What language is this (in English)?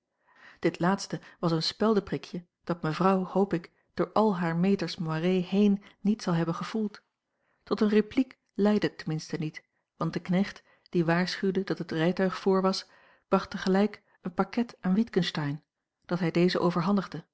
Dutch